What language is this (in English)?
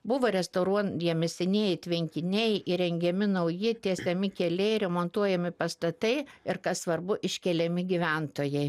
Lithuanian